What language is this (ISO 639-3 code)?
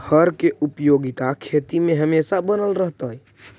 mag